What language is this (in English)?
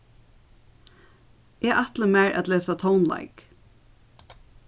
Faroese